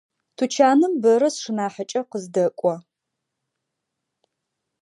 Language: Adyghe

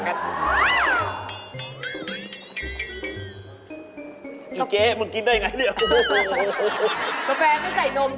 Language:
Thai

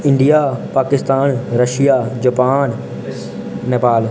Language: Dogri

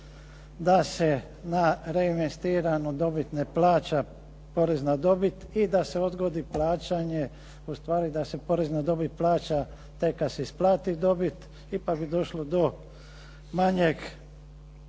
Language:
Croatian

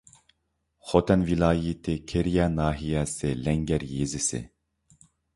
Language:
Uyghur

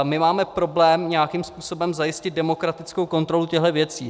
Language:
Czech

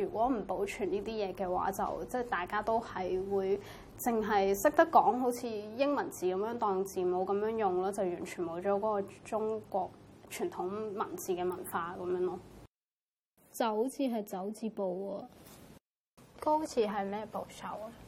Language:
Chinese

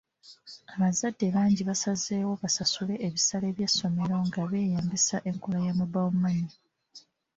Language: Ganda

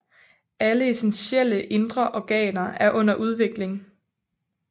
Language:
Danish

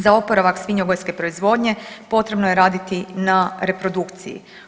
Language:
Croatian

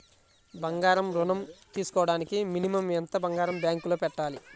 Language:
Telugu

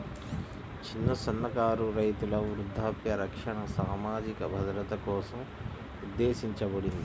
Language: Telugu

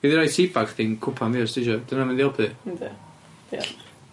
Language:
Welsh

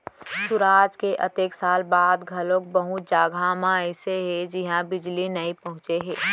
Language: Chhattisgarhi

